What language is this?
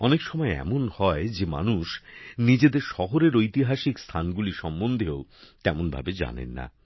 Bangla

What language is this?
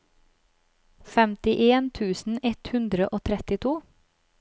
Norwegian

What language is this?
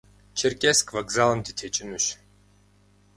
Kabardian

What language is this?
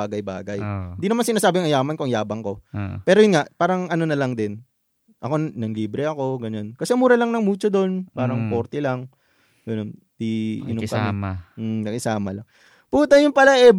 Filipino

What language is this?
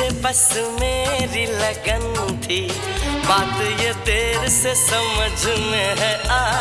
Hindi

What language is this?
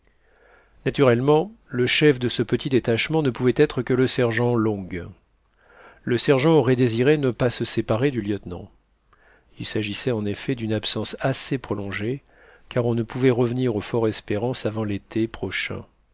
French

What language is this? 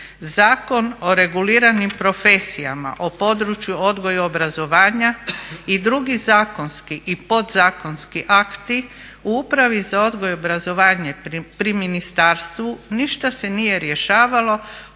Croatian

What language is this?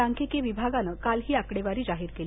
Marathi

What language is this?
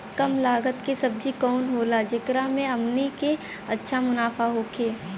Bhojpuri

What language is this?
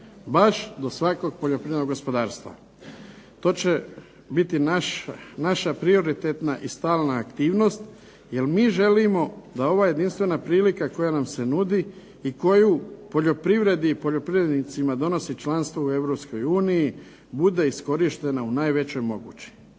Croatian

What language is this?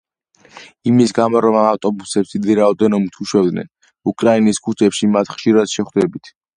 Georgian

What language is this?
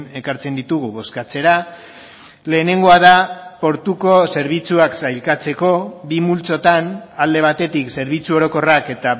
Basque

